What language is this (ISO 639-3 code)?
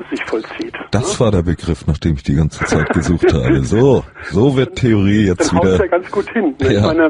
deu